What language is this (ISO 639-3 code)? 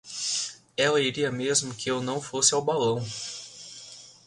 por